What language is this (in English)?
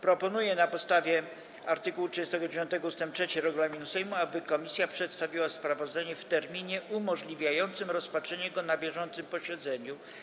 Polish